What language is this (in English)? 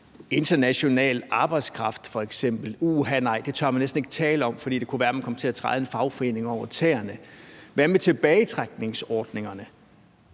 Danish